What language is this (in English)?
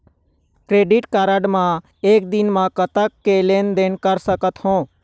Chhattisgarhi